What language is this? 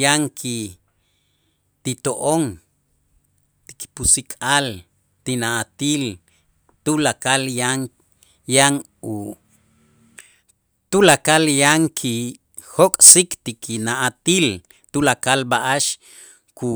Itzá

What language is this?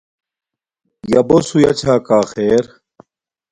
Domaaki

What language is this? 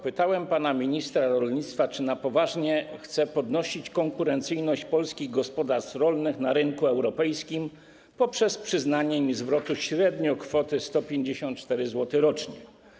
Polish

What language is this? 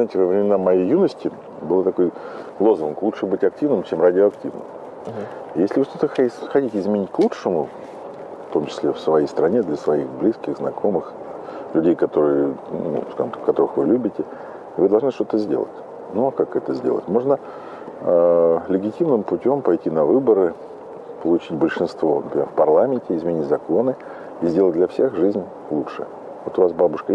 Russian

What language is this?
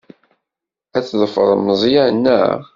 Kabyle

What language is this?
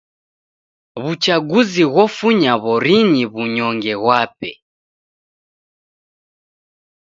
Taita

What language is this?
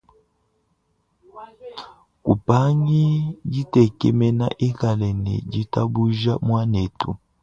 Luba-Lulua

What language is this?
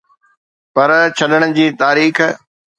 Sindhi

